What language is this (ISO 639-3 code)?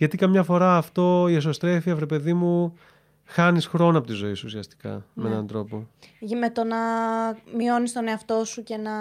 ell